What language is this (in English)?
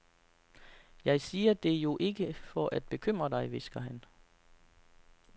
Danish